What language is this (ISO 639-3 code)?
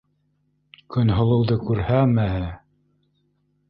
bak